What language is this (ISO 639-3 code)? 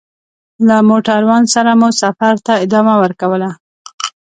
pus